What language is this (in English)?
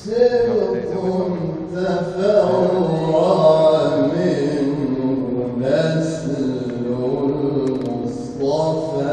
Arabic